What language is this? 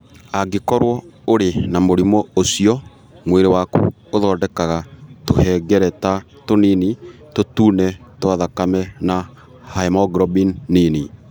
Kikuyu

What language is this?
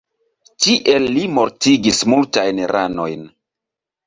Esperanto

